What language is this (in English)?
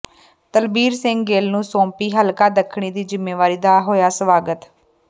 Punjabi